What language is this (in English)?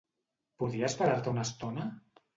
Catalan